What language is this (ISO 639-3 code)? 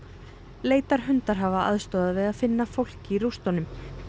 isl